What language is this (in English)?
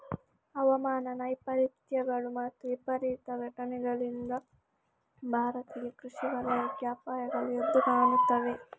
Kannada